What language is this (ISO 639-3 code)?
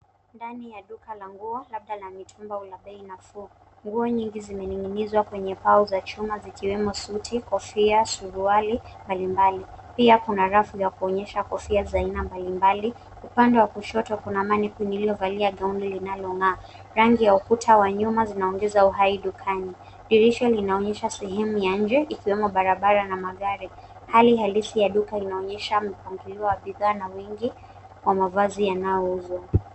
swa